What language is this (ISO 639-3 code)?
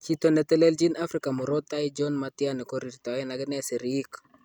kln